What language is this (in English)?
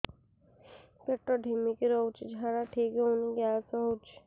Odia